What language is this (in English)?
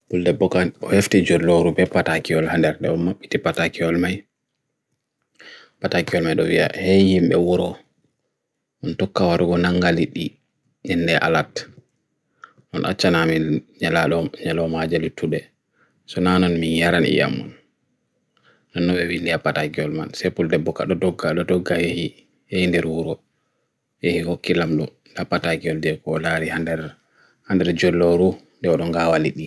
Bagirmi Fulfulde